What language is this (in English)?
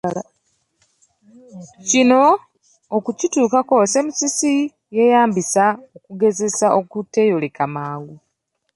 Ganda